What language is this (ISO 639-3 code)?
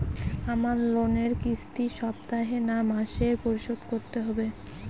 ben